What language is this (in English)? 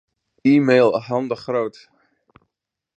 Western Frisian